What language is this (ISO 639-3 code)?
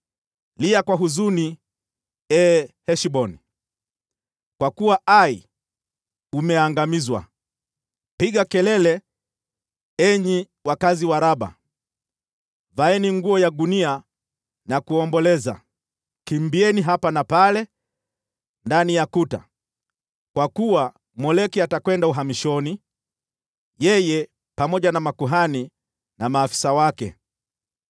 swa